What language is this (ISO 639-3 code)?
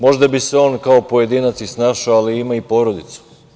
srp